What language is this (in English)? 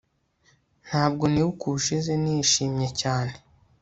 Kinyarwanda